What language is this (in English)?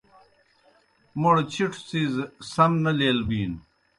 Kohistani Shina